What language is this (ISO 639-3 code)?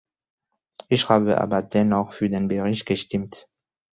deu